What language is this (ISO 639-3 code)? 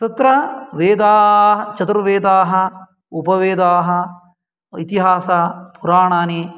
san